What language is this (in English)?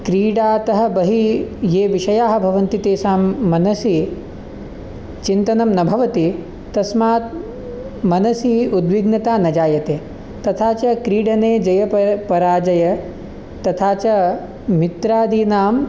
Sanskrit